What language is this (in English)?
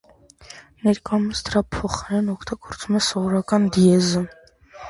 Armenian